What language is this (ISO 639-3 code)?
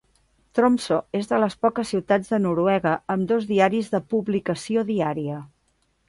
cat